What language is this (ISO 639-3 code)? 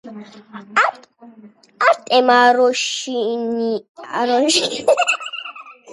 kat